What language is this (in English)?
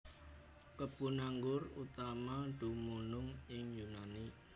Javanese